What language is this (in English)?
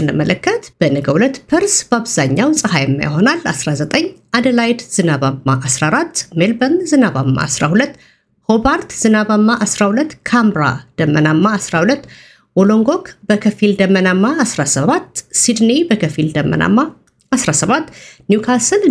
Amharic